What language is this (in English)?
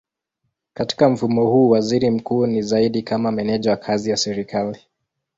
Swahili